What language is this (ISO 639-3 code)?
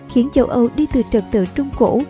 vie